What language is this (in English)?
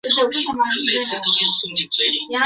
Chinese